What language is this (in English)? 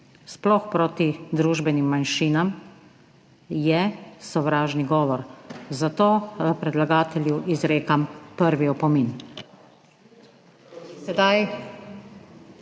Slovenian